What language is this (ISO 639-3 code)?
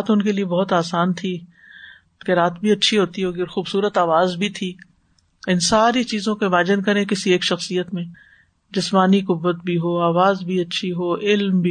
urd